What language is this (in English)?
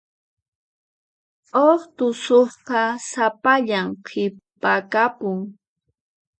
Puno Quechua